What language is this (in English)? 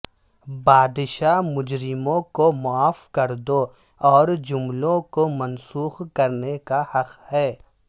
Urdu